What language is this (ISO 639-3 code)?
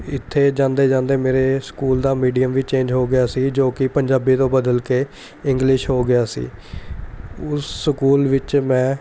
pan